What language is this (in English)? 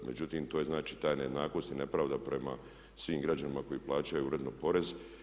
Croatian